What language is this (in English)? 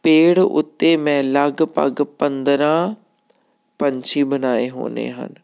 Punjabi